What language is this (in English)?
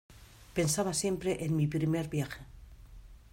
Spanish